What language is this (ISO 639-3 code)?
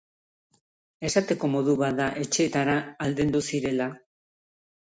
eus